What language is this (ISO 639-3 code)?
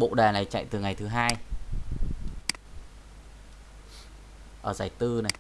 vie